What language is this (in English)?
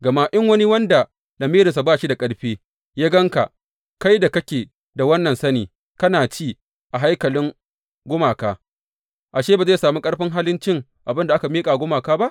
Hausa